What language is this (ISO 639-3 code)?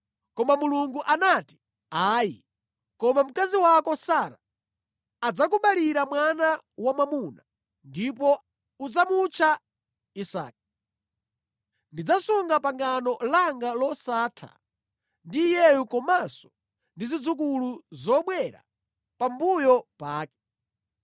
nya